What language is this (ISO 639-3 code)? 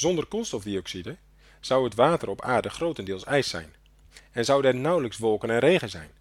nld